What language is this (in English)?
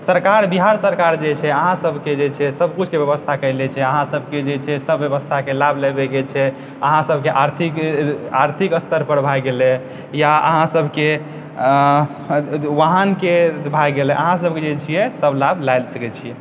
Maithili